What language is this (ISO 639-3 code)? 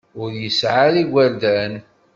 kab